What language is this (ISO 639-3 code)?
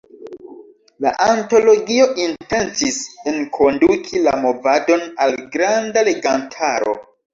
epo